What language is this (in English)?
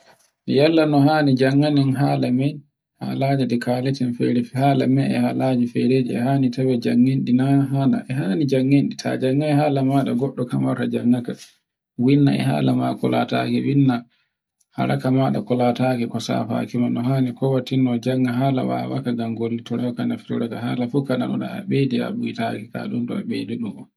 Borgu Fulfulde